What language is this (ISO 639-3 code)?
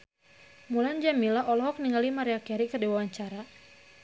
sun